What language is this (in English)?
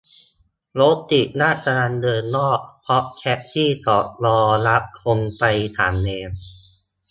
Thai